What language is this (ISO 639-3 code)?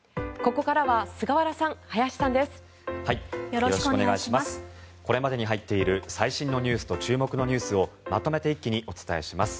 jpn